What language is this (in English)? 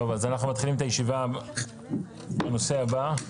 Hebrew